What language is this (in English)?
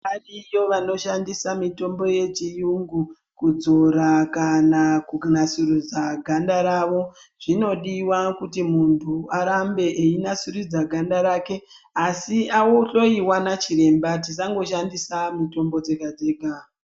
Ndau